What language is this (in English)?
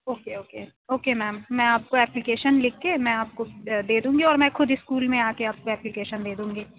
Urdu